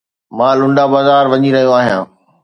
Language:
Sindhi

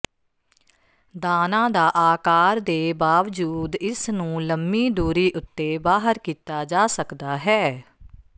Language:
Punjabi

